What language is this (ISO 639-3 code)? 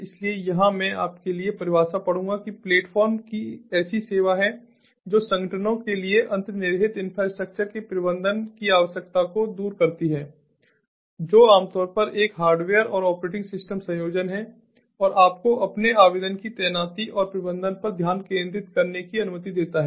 hin